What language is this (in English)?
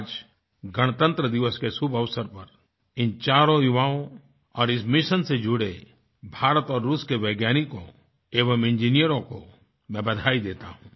Hindi